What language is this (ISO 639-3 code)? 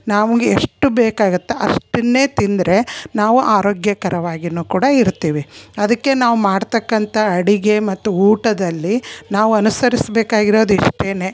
kan